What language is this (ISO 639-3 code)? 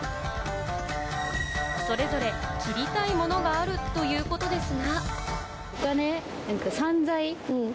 jpn